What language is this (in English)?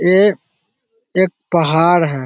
Magahi